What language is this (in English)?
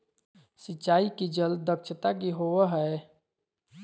Magahi